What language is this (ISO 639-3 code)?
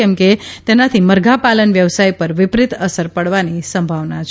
guj